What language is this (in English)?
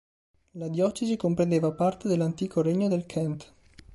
Italian